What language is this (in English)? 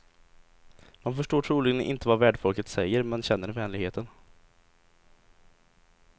Swedish